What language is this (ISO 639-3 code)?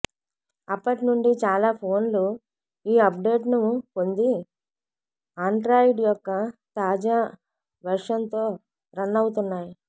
tel